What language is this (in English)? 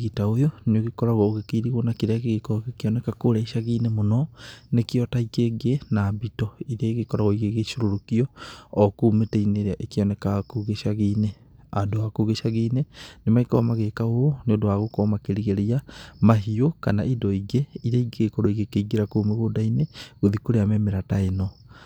Kikuyu